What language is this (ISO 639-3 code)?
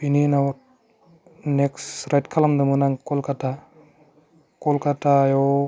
brx